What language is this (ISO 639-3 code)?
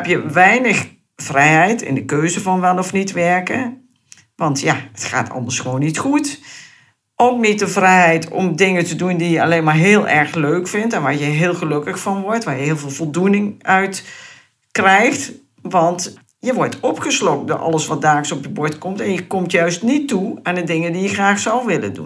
nld